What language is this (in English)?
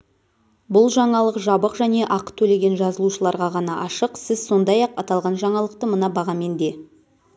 Kazakh